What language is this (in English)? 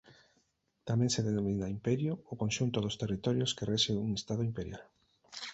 Galician